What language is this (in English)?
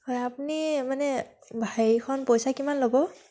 Assamese